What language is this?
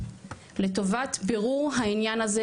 Hebrew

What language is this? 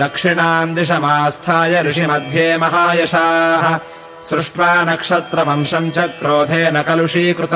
Kannada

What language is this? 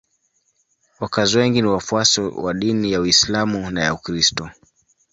Swahili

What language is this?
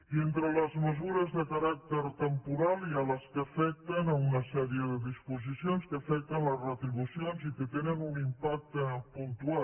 Catalan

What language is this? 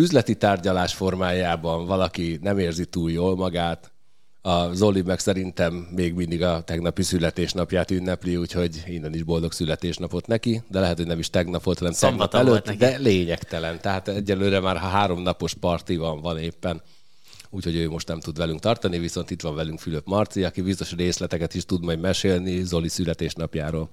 Hungarian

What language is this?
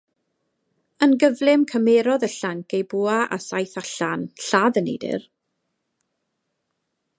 Welsh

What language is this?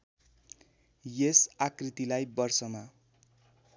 Nepali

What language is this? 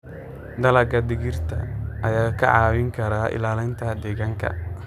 Somali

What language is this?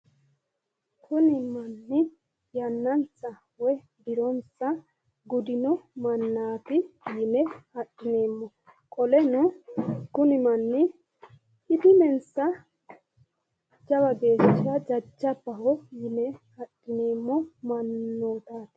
Sidamo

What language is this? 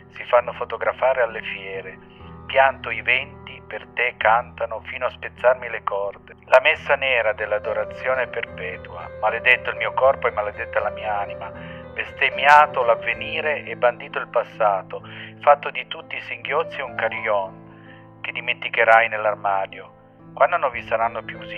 Italian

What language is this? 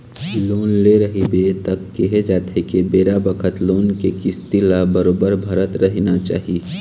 Chhattisgarhi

